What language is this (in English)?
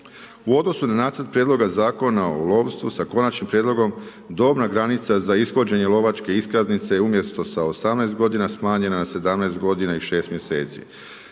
Croatian